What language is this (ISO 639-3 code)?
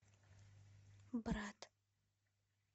rus